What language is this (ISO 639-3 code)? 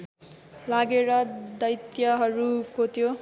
nep